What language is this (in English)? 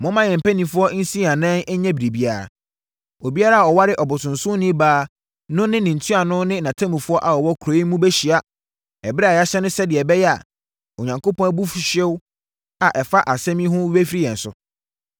Akan